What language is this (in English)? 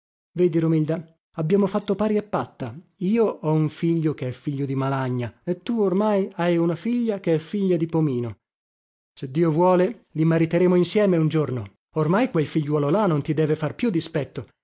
Italian